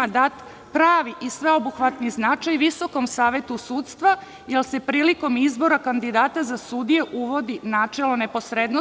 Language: Serbian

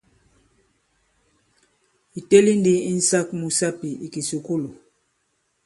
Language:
Bankon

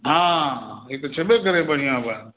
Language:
Maithili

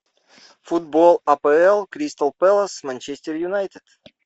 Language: Russian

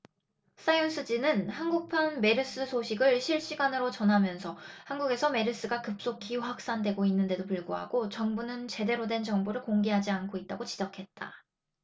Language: Korean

